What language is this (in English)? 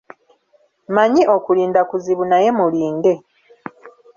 Ganda